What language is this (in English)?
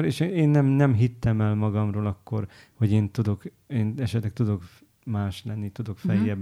Hungarian